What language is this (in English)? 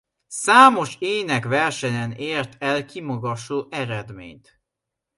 Hungarian